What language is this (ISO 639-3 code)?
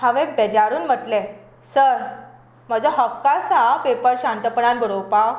kok